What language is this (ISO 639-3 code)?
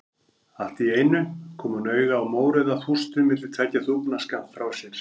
isl